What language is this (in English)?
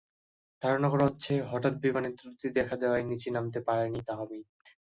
Bangla